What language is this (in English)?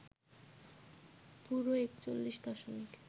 Bangla